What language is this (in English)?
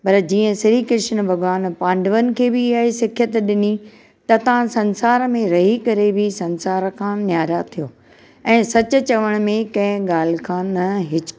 Sindhi